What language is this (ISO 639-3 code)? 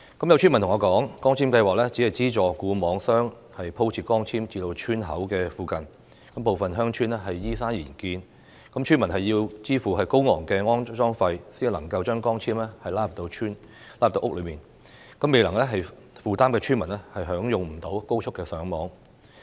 yue